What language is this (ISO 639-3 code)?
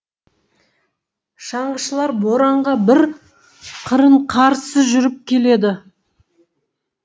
kaz